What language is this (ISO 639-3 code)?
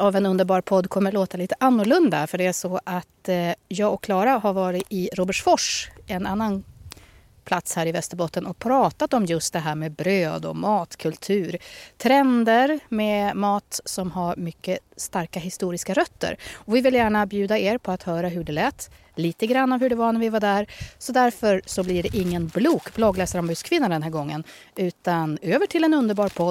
swe